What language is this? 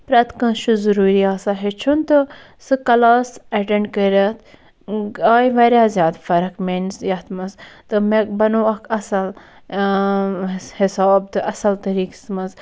Kashmiri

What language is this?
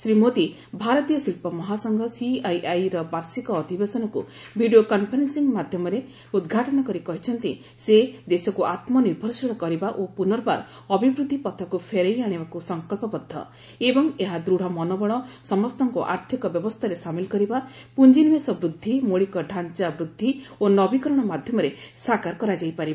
Odia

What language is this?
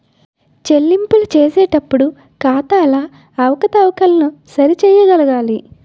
Telugu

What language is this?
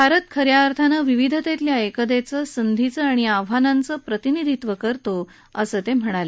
Marathi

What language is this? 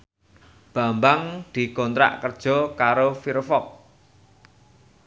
Javanese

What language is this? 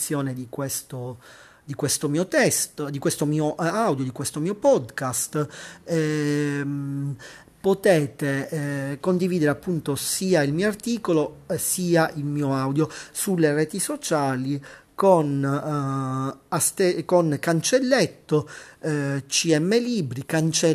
Italian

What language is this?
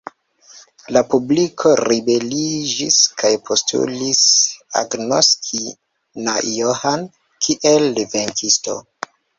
Esperanto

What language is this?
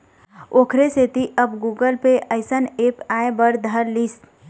Chhattisgarhi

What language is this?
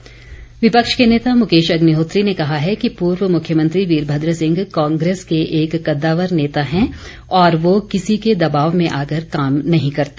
Hindi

